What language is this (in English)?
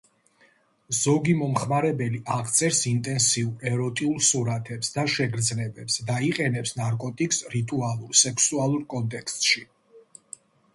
Georgian